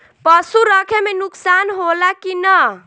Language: Bhojpuri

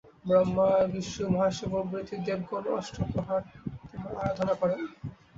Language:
Bangla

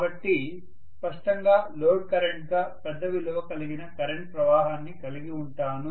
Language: Telugu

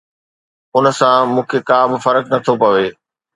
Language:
Sindhi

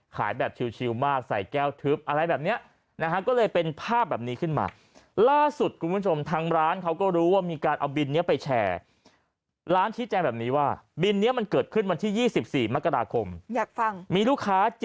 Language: Thai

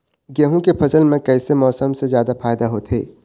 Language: Chhattisgarhi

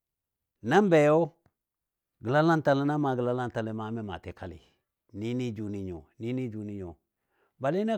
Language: Dadiya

